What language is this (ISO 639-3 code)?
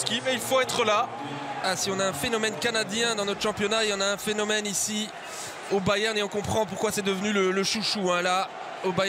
fra